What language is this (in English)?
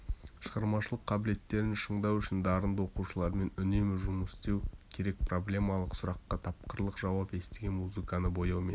Kazakh